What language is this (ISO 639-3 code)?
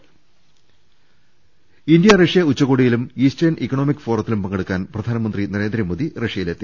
mal